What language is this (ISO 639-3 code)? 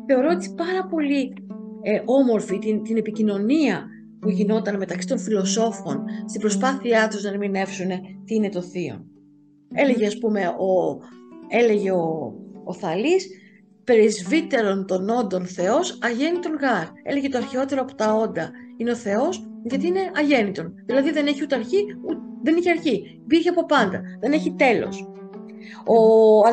ell